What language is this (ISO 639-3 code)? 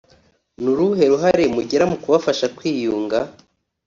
kin